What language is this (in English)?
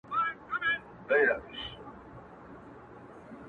Pashto